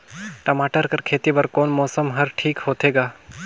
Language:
Chhattisgarhi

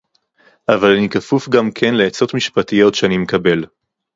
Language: Hebrew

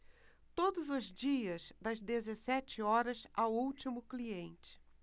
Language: Portuguese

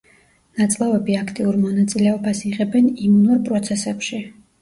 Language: Georgian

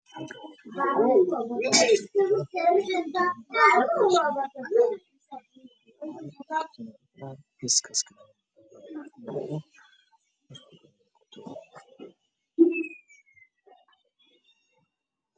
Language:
Somali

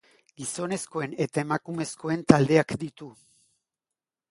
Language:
Basque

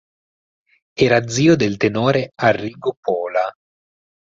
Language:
Italian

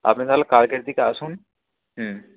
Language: Bangla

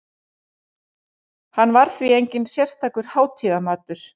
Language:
Icelandic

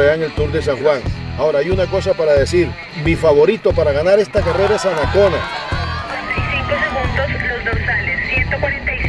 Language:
Spanish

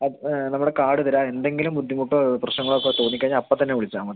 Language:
Malayalam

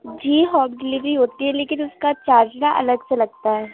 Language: Urdu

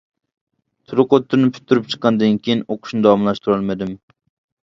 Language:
Uyghur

